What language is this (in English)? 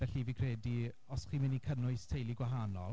Welsh